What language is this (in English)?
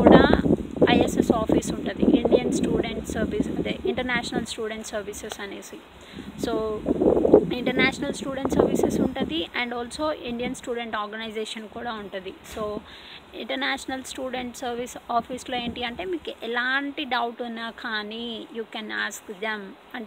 Telugu